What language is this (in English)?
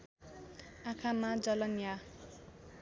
Nepali